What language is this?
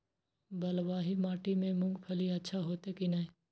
Maithili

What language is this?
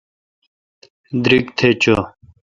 Kalkoti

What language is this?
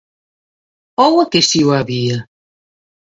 Galician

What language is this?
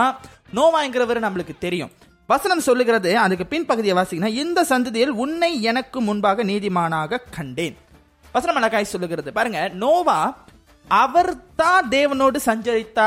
Tamil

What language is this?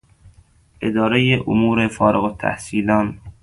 Persian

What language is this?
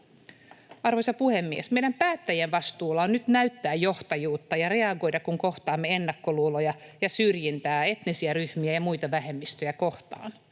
Finnish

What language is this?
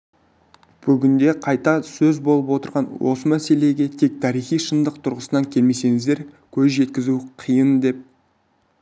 Kazakh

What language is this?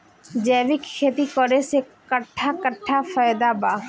Bhojpuri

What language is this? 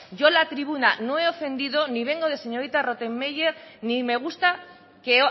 Spanish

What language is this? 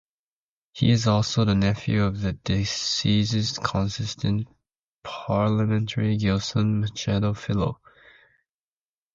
English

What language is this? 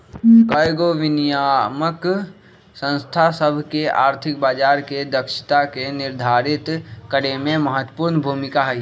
Magahi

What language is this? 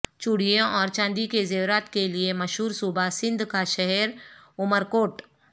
Urdu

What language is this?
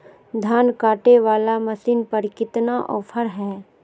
Magahi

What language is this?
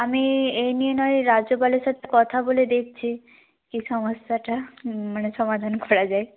Bangla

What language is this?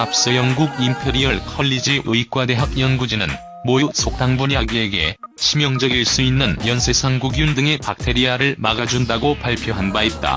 Korean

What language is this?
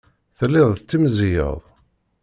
Kabyle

